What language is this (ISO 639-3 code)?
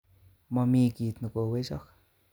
kln